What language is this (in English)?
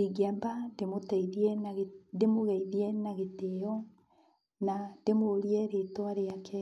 Kikuyu